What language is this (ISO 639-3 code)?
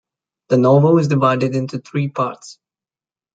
eng